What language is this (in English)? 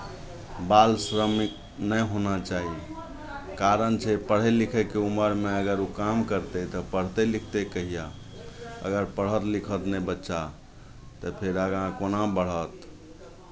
Maithili